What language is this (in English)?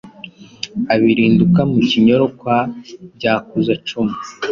Kinyarwanda